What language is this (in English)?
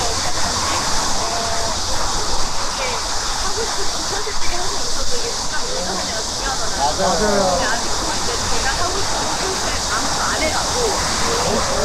Korean